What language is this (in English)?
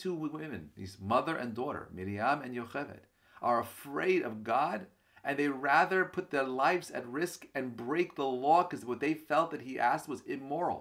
English